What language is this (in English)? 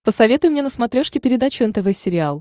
Russian